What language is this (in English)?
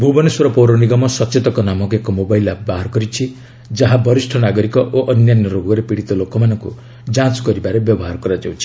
Odia